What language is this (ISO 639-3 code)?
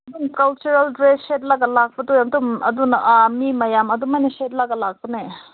mni